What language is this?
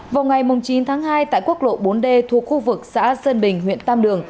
Vietnamese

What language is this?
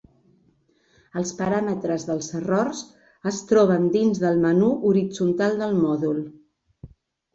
Catalan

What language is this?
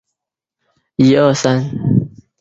Chinese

